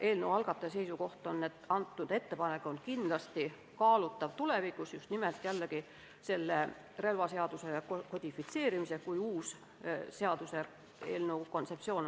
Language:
Estonian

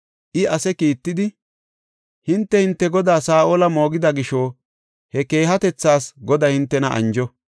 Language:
Gofa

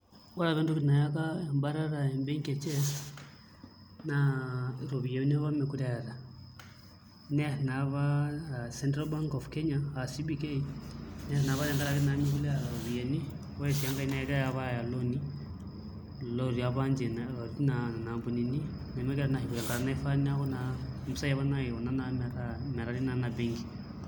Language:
Masai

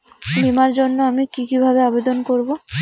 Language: Bangla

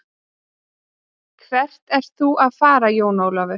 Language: Icelandic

